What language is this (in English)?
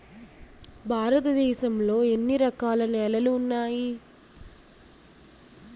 Telugu